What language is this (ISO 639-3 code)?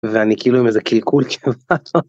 heb